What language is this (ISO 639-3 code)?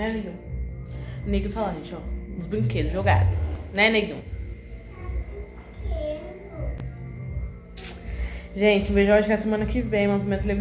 por